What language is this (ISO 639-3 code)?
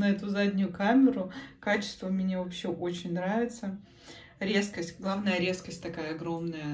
rus